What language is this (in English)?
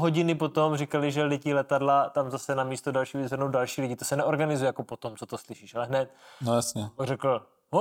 Czech